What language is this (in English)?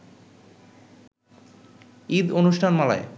Bangla